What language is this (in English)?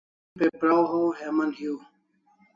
Kalasha